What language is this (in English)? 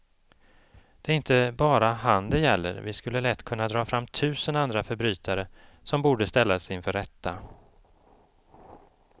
Swedish